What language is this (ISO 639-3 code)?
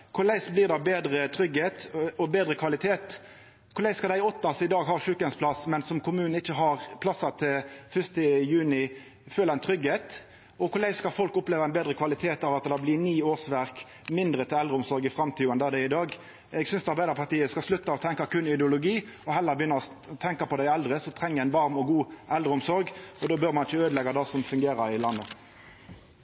nno